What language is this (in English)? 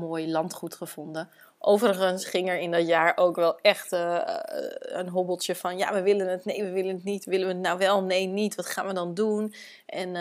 Dutch